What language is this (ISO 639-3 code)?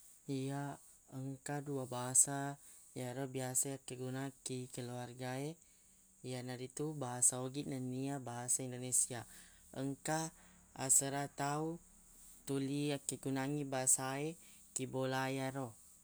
bug